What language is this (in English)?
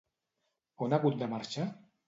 Catalan